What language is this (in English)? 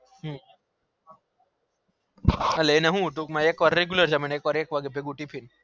Gujarati